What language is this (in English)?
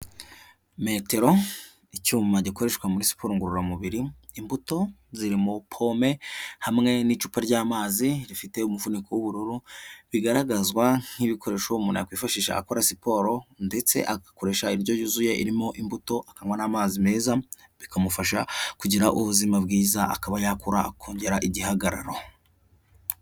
Kinyarwanda